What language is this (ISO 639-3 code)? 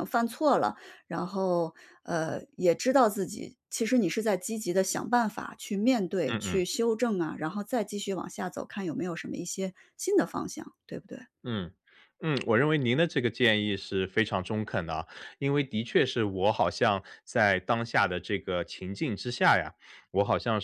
zho